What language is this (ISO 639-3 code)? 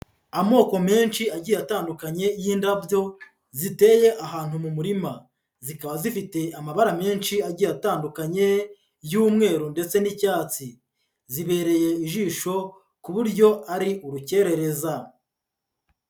kin